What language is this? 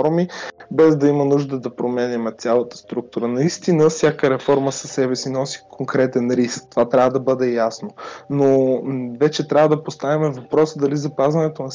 Bulgarian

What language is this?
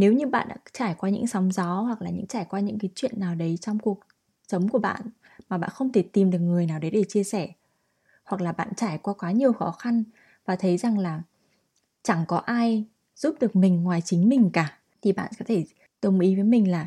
Vietnamese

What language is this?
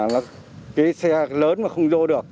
Vietnamese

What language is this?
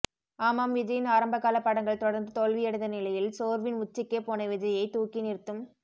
Tamil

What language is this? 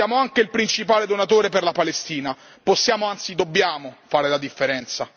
Italian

